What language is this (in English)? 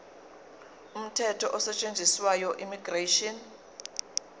Zulu